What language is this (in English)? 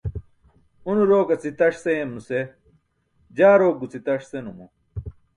Burushaski